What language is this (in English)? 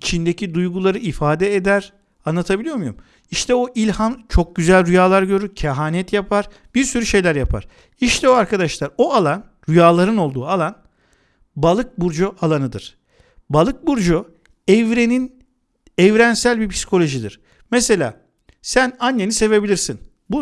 Turkish